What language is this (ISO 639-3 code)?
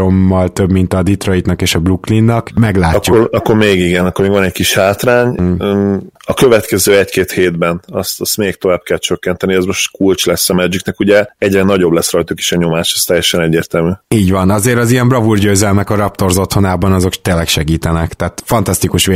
hun